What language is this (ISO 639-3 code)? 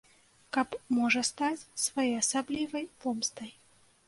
bel